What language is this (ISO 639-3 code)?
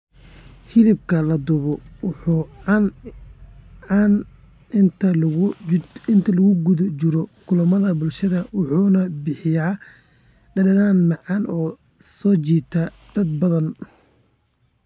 som